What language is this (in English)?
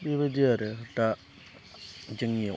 Bodo